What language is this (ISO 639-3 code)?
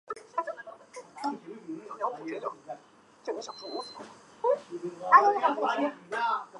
zho